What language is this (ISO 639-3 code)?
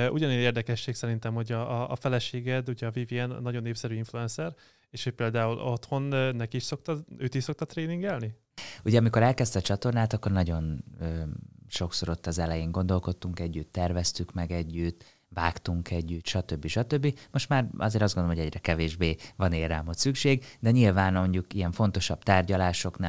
hun